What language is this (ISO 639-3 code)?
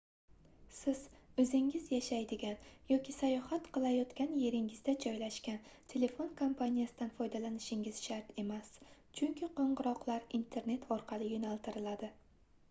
uzb